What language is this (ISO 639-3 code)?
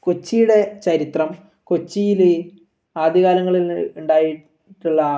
mal